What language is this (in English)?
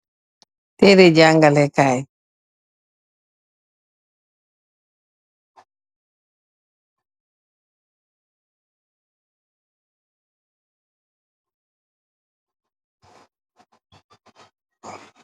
Wolof